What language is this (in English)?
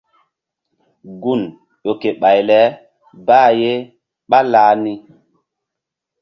Mbum